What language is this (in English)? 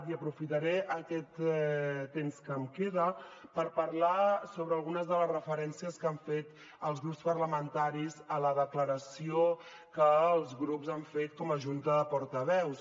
Catalan